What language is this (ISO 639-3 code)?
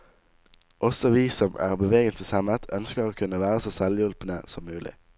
nor